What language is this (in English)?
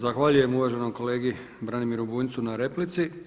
Croatian